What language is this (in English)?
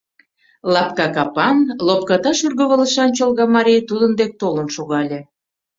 Mari